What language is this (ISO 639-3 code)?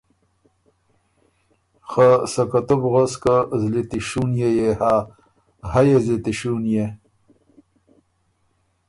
oru